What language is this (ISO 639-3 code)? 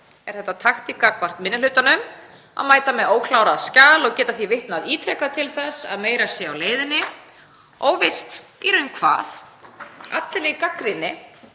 isl